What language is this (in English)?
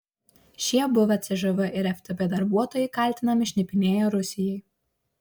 Lithuanian